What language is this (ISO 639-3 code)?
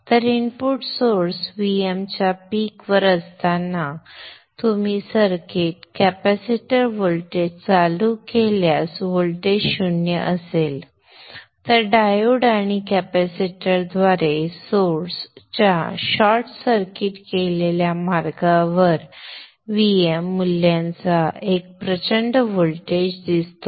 mar